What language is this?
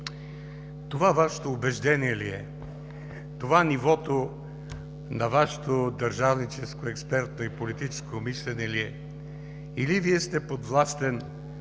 Bulgarian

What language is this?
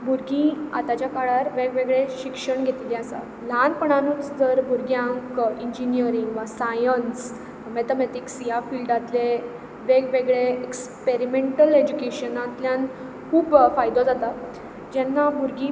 Konkani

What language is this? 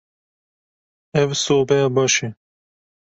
Kurdish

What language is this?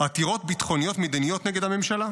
Hebrew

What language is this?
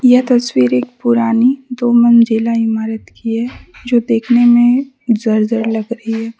Hindi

